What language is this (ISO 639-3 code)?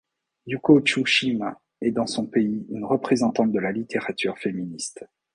fra